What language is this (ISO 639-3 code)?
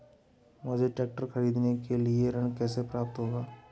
hin